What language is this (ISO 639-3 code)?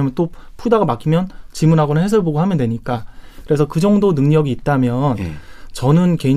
kor